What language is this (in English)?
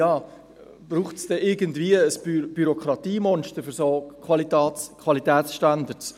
Swiss German